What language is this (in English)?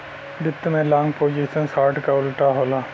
Bhojpuri